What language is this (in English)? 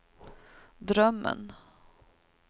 Swedish